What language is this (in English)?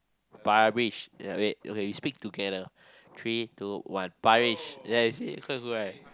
English